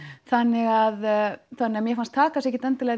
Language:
Icelandic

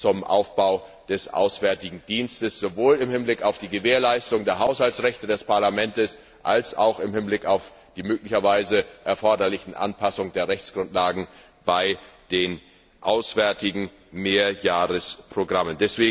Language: German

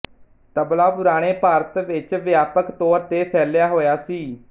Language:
Punjabi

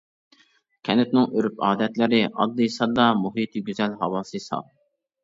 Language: Uyghur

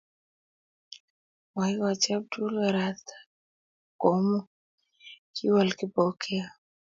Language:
Kalenjin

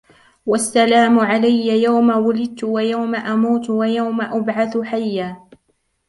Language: Arabic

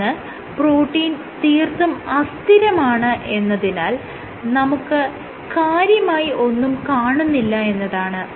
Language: Malayalam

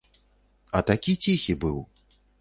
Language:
Belarusian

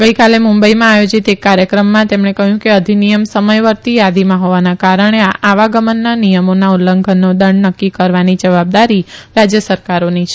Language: Gujarati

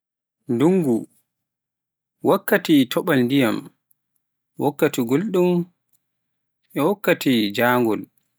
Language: Pular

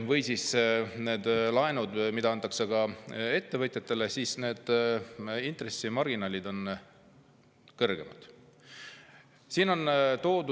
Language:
Estonian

